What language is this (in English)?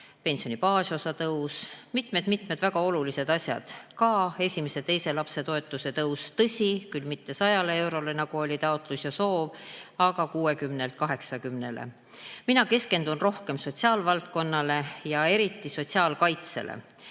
Estonian